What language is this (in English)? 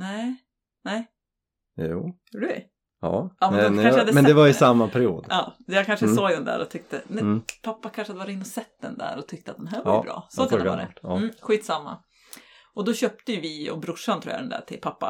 Swedish